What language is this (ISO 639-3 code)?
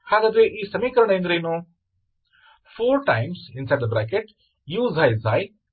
kan